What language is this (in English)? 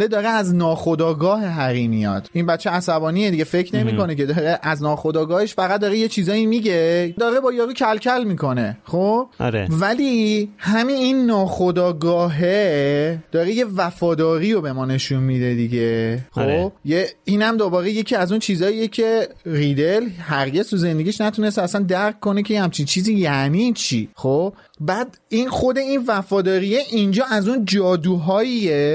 Persian